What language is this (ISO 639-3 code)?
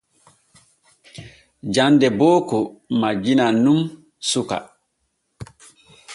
fue